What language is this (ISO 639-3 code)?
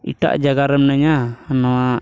sat